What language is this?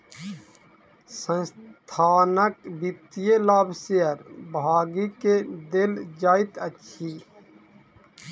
Maithili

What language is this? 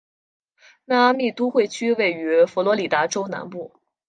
Chinese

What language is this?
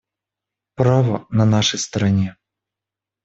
Russian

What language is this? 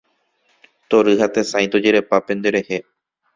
Guarani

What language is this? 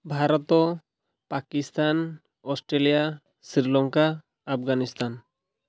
Odia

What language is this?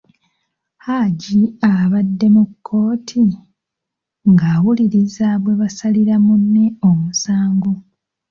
Ganda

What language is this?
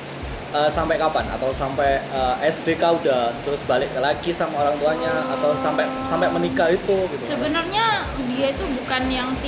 Indonesian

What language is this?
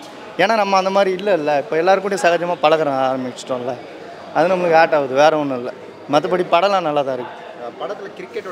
Korean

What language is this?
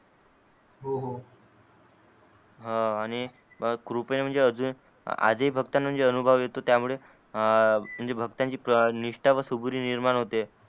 Marathi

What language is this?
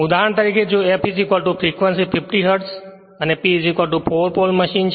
Gujarati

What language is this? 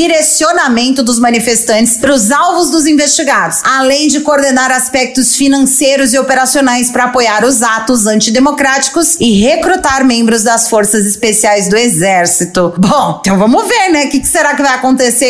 Portuguese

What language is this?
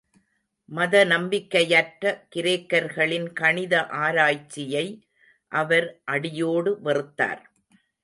Tamil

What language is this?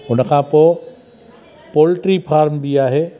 Sindhi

